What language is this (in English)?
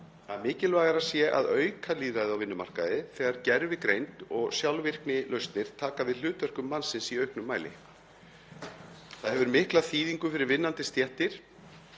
Icelandic